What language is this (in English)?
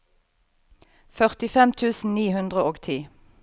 Norwegian